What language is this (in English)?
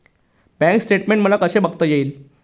Marathi